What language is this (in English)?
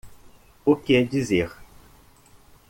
Portuguese